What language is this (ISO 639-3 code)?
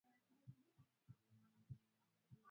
swa